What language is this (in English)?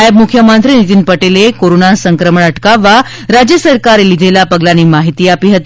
Gujarati